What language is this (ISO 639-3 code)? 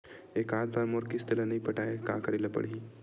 hne